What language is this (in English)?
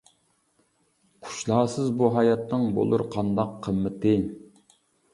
Uyghur